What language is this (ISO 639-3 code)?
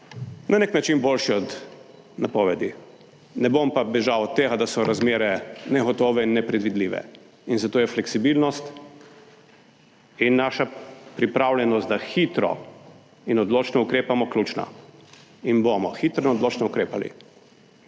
slv